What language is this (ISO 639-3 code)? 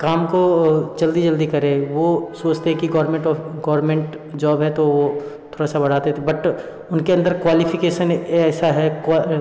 hin